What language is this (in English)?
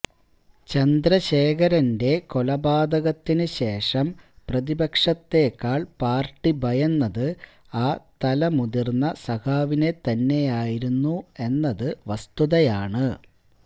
Malayalam